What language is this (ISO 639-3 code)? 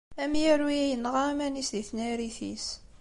kab